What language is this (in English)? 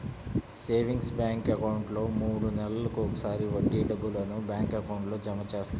Telugu